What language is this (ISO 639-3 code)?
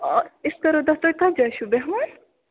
kas